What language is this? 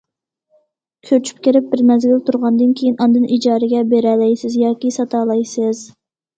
Uyghur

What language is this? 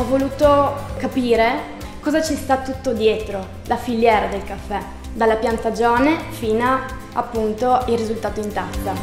Italian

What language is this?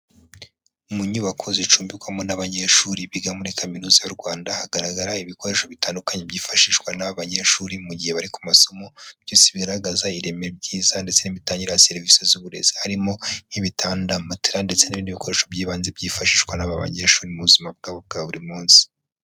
Kinyarwanda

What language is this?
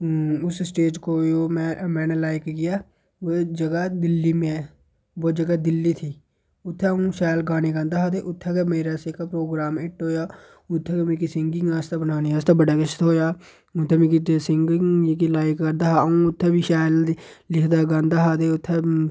Dogri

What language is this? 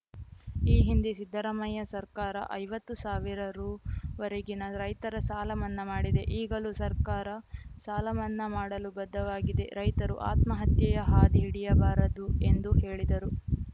Kannada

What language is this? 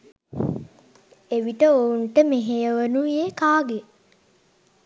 Sinhala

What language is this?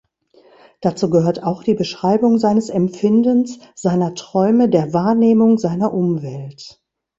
German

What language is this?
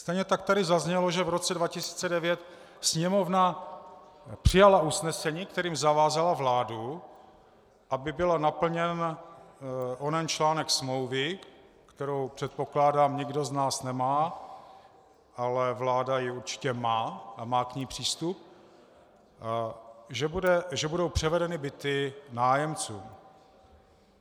Czech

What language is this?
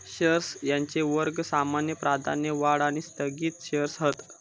Marathi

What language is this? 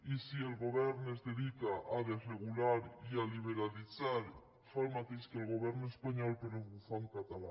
Catalan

